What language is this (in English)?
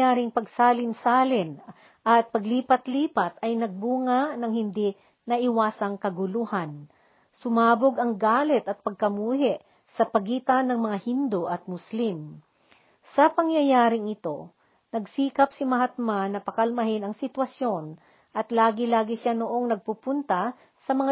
Filipino